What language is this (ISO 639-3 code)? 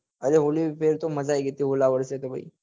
guj